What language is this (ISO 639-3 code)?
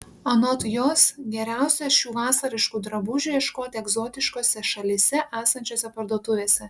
lit